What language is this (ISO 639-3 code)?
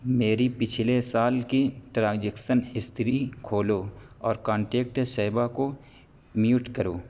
urd